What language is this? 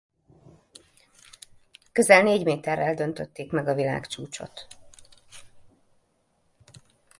Hungarian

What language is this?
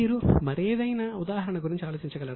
Telugu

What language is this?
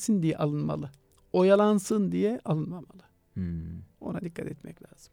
Turkish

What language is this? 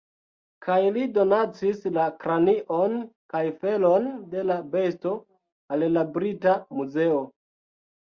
Esperanto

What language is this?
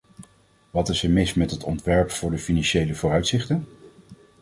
Dutch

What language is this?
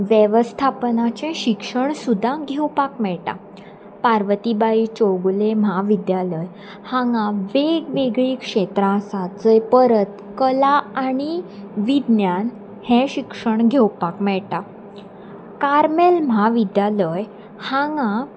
Konkani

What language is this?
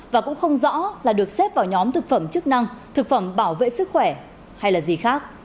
Vietnamese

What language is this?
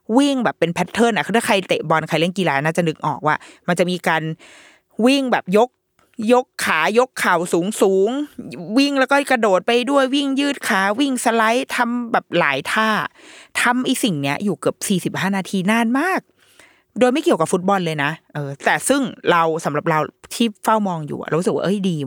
Thai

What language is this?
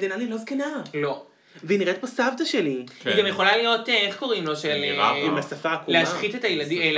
Hebrew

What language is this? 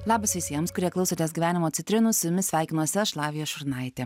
Lithuanian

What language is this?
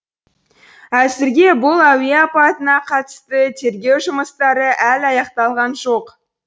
Kazakh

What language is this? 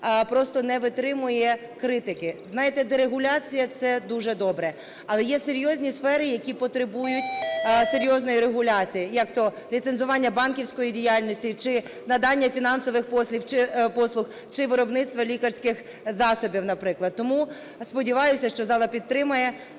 Ukrainian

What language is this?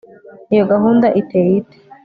Kinyarwanda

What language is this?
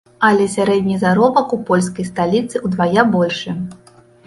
Belarusian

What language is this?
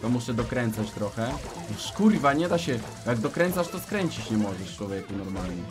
Polish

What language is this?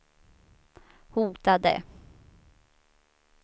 Swedish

